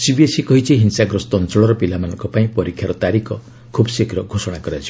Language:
Odia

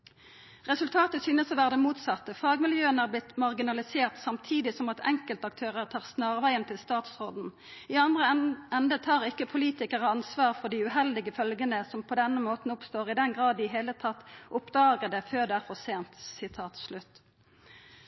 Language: Norwegian Nynorsk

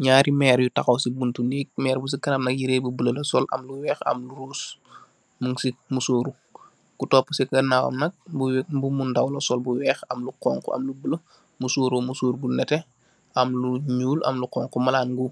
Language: Wolof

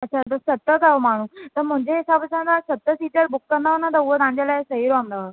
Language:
Sindhi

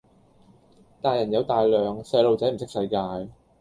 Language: Cantonese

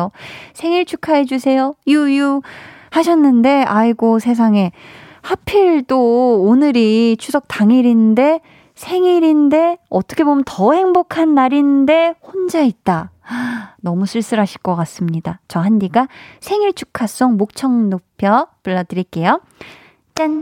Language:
Korean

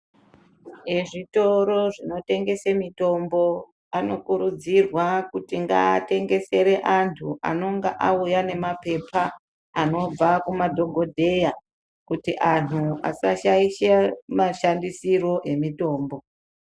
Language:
Ndau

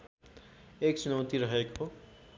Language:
Nepali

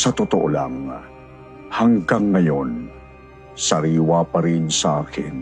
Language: Filipino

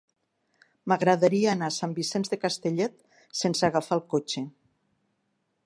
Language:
Catalan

